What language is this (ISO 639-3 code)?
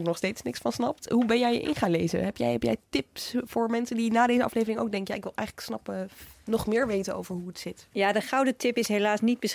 nld